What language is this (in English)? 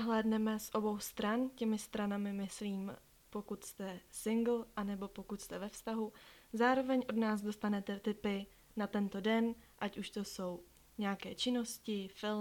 Czech